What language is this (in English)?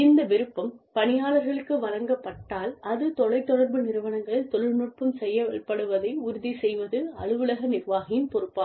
Tamil